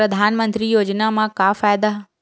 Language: Chhattisgarhi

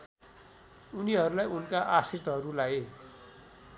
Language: Nepali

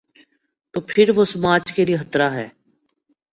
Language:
Urdu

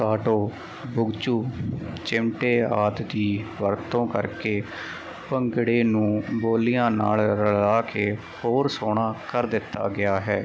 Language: Punjabi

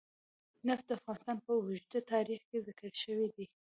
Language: Pashto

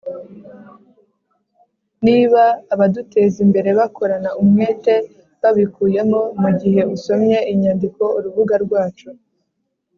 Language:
Kinyarwanda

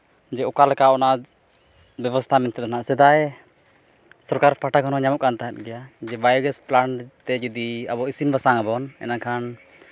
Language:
Santali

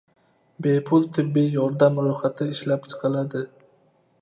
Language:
Uzbek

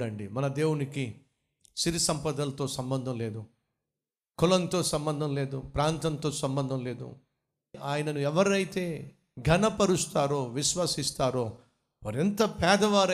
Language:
Telugu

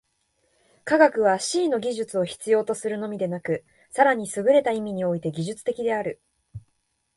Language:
Japanese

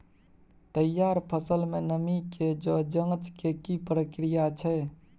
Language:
Maithili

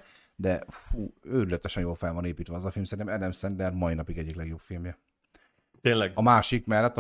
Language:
Hungarian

